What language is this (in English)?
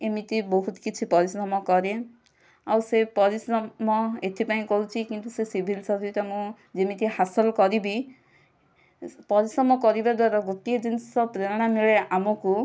Odia